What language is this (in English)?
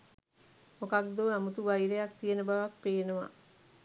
Sinhala